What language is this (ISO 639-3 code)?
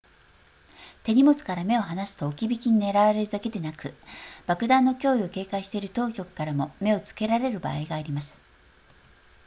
jpn